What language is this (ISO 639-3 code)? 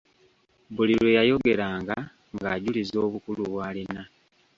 lug